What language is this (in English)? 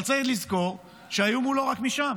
Hebrew